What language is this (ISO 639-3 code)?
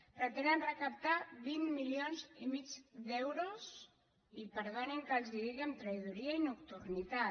cat